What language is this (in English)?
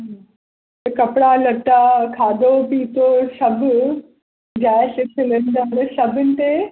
Sindhi